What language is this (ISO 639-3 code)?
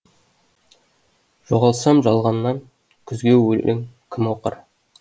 kaz